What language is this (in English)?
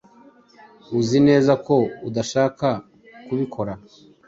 Kinyarwanda